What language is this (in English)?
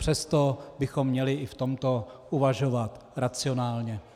Czech